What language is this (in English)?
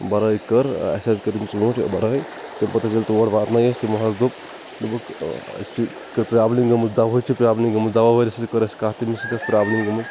Kashmiri